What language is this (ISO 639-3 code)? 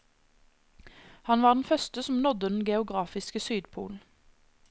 nor